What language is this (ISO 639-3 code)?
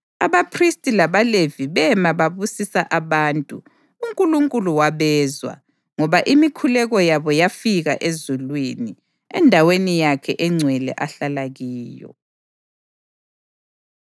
nde